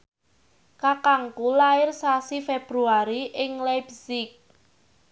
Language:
Javanese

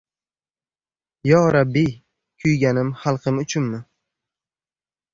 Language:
Uzbek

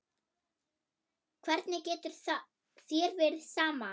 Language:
Icelandic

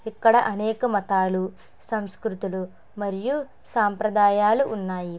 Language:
Telugu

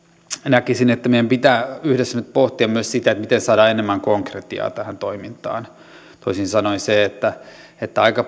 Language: Finnish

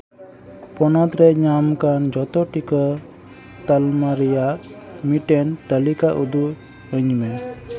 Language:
Santali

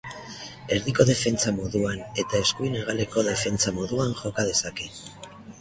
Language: Basque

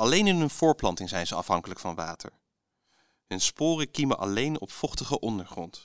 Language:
Dutch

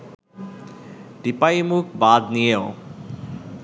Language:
Bangla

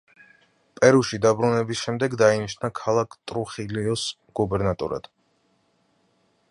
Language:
Georgian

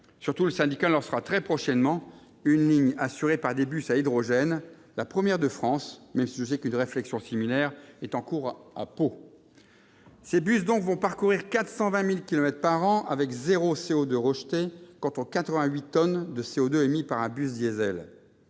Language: French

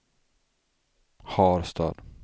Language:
Swedish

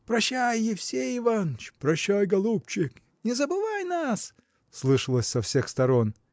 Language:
Russian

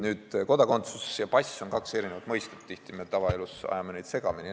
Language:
Estonian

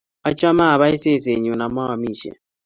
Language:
Kalenjin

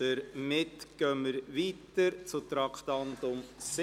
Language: Swiss German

